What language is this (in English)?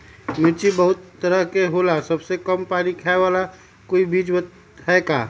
Magahi